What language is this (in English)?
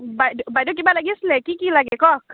Assamese